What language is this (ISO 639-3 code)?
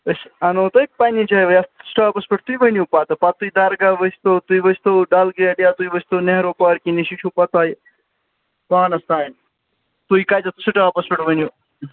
kas